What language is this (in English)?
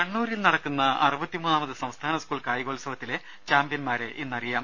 Malayalam